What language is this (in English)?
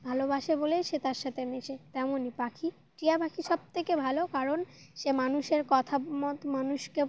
Bangla